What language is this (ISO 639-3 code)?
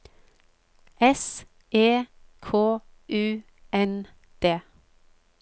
nor